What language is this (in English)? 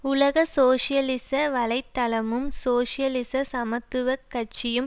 Tamil